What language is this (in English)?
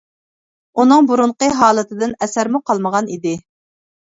Uyghur